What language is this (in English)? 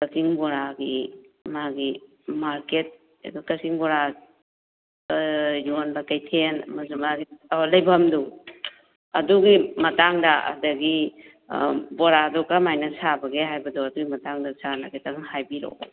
Manipuri